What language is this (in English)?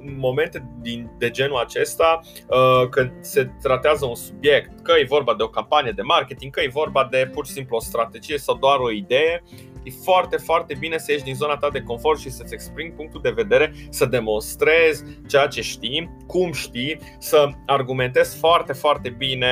Romanian